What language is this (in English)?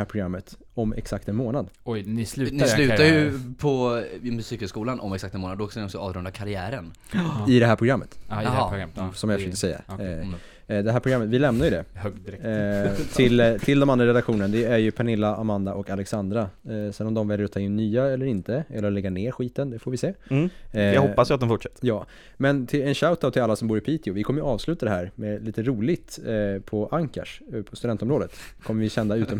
Swedish